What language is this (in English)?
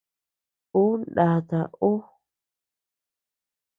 Tepeuxila Cuicatec